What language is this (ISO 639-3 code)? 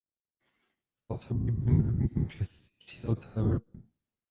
ces